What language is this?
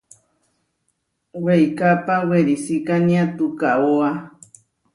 Huarijio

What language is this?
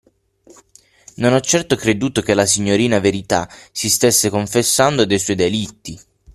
Italian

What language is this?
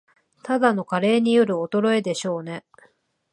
Japanese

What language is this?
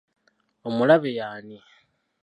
Ganda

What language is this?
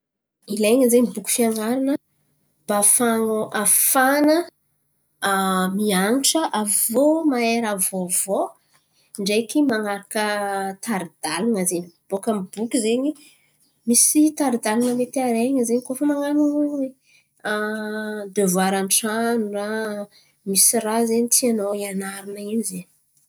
Antankarana Malagasy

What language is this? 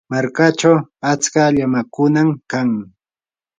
Yanahuanca Pasco Quechua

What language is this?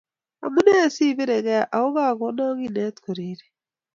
Kalenjin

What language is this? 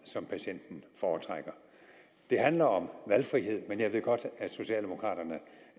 Danish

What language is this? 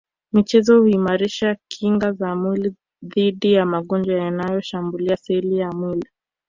Swahili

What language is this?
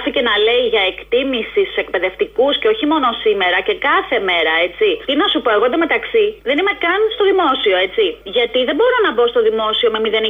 Greek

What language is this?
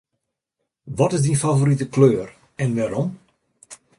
Western Frisian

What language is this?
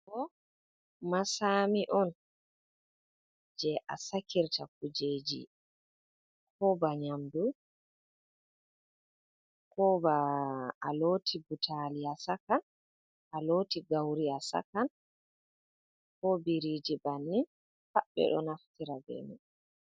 Fula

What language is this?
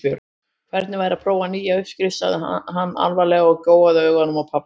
Icelandic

